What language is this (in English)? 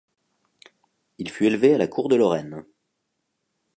French